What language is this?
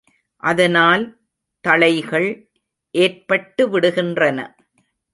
Tamil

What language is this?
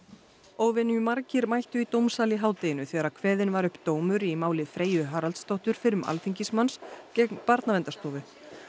Icelandic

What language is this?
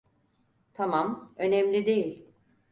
Turkish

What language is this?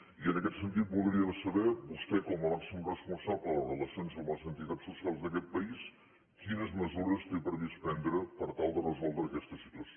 Catalan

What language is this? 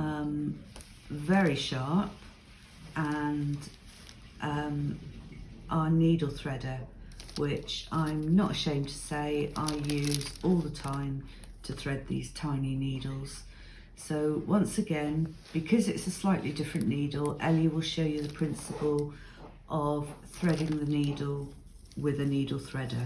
English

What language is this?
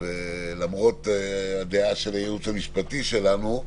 Hebrew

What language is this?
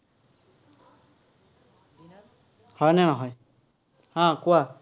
Assamese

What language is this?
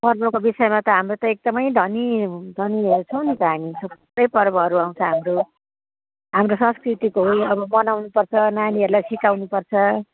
Nepali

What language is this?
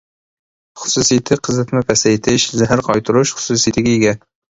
Uyghur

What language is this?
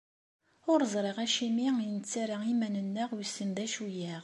Kabyle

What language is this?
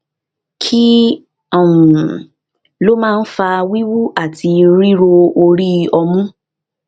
Yoruba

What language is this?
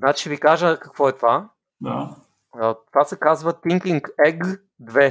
Bulgarian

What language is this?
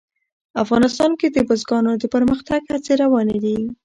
Pashto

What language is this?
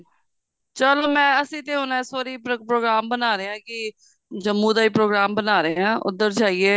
Punjabi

